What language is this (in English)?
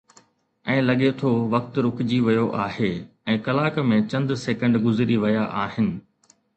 Sindhi